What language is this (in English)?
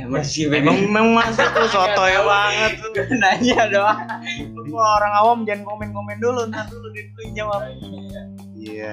Indonesian